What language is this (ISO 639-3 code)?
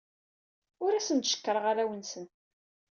kab